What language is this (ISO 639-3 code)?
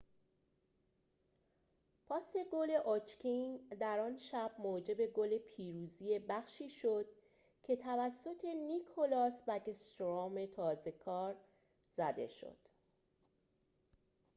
fas